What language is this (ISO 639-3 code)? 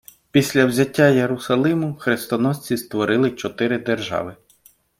ukr